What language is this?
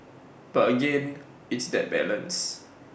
English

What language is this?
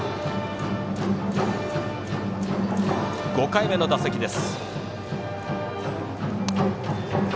Japanese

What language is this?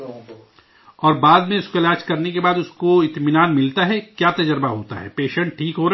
Urdu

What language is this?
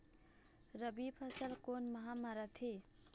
Chhattisgarhi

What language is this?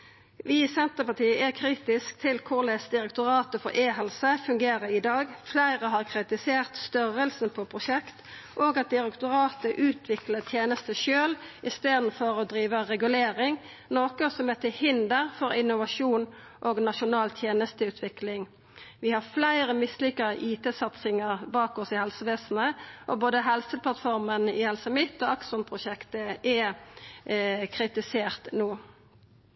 Norwegian Nynorsk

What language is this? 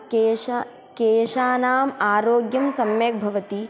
Sanskrit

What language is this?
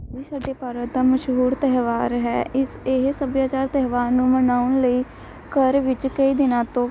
Punjabi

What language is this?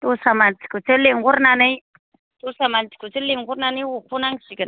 Bodo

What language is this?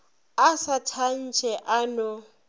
Northern Sotho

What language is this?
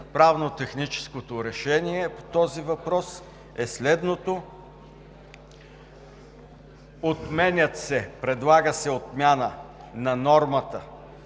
Bulgarian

